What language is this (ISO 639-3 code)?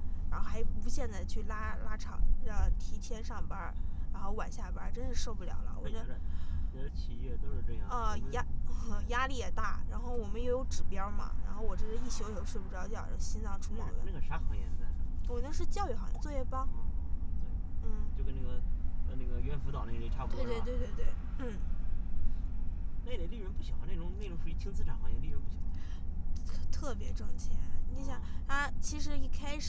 zho